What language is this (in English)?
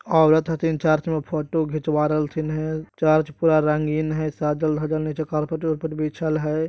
Magahi